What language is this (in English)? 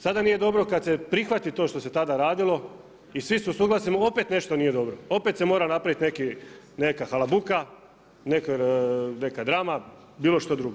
Croatian